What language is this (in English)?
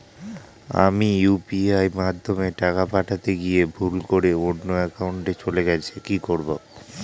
Bangla